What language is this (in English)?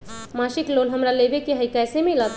Magahi